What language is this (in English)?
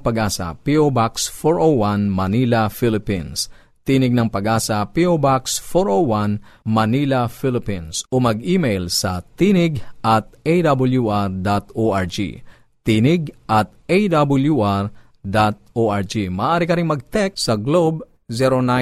Filipino